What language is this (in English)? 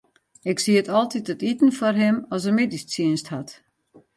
Western Frisian